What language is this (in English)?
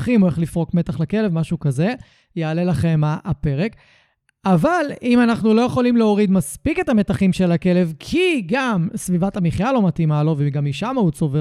Hebrew